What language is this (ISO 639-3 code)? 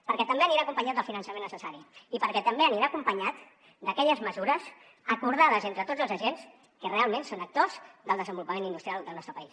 cat